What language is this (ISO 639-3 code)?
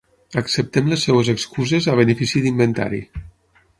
cat